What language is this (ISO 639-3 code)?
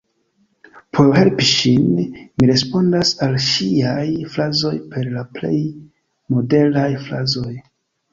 epo